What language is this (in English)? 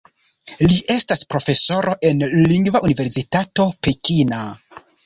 Esperanto